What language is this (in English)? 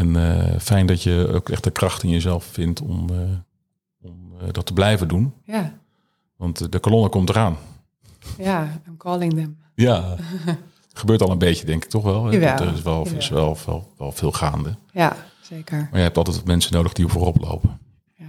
Dutch